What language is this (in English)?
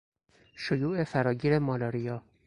Persian